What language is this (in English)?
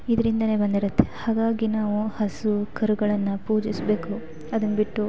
Kannada